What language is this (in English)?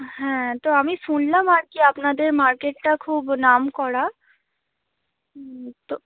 Bangla